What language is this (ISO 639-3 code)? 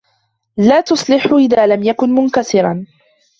ara